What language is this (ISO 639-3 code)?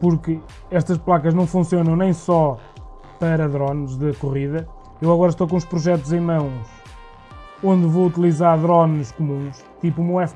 por